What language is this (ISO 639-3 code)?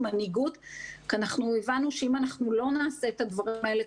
heb